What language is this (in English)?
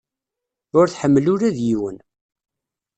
Kabyle